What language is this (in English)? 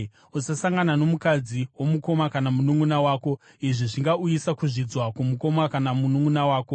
Shona